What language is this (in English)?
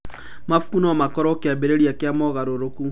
Kikuyu